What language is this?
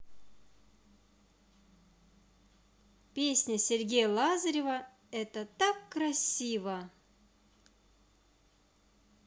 Russian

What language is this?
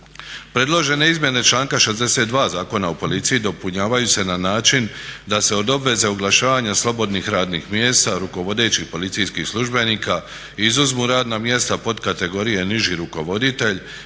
Croatian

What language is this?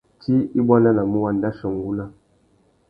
Tuki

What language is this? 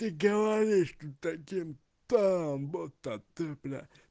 Russian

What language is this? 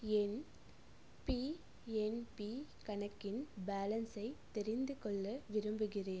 Tamil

